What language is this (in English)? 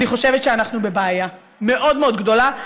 Hebrew